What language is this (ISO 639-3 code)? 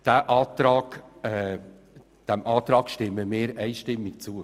gsw